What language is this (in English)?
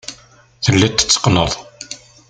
Kabyle